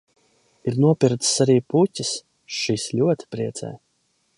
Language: Latvian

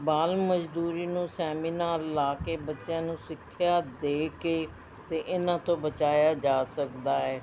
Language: Punjabi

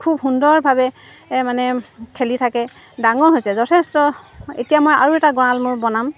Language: Assamese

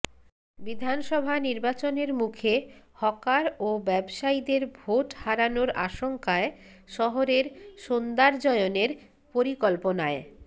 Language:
Bangla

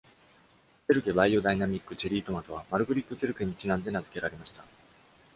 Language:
Japanese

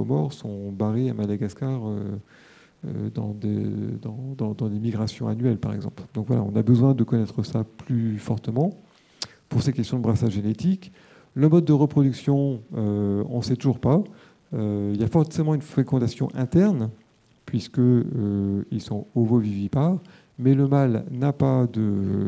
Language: French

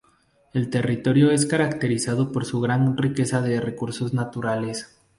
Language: Spanish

